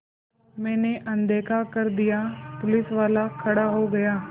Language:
Hindi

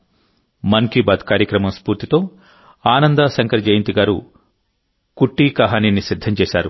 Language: Telugu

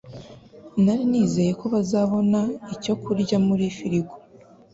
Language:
Kinyarwanda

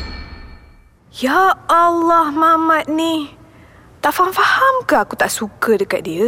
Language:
Malay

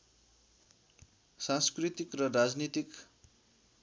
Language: Nepali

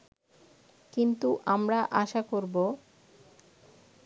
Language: Bangla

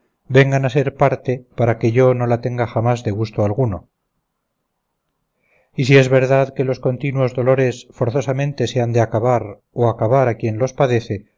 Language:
Spanish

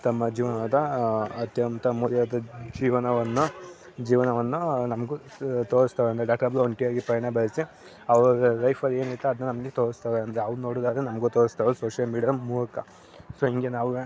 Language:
Kannada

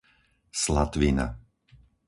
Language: Slovak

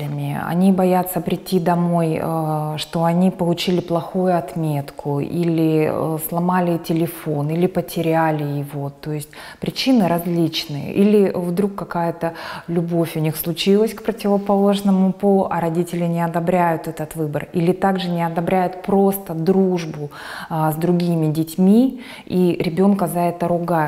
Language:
Russian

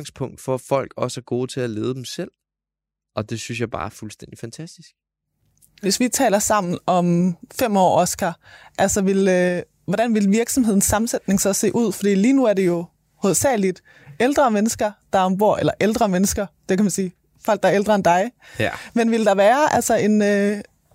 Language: Danish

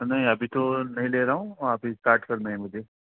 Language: Urdu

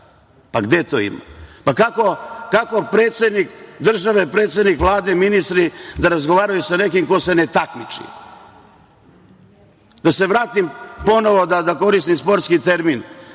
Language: Serbian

